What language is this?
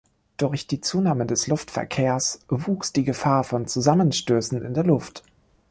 German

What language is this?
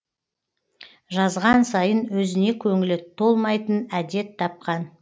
Kazakh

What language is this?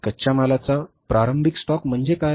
Marathi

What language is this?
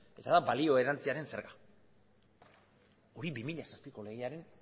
Basque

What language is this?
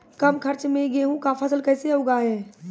Maithili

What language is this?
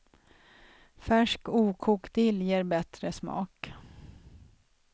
Swedish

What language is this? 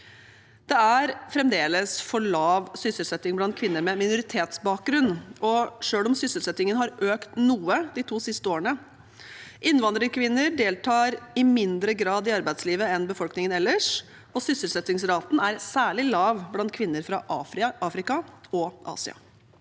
Norwegian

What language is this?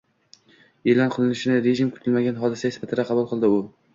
Uzbek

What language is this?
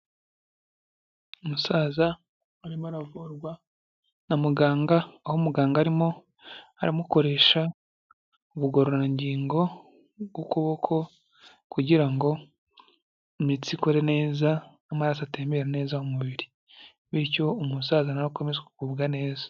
Kinyarwanda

